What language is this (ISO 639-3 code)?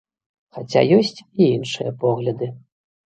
bel